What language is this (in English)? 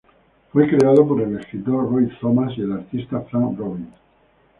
Spanish